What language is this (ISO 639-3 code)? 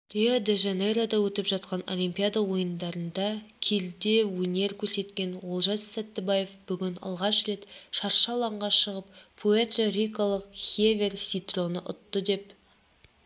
kaz